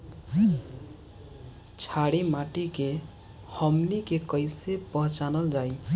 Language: Bhojpuri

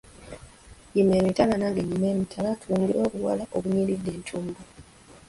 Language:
Ganda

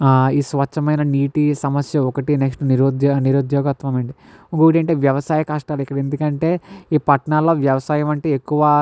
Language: Telugu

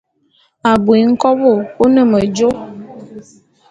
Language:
Bulu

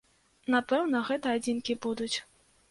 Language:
Belarusian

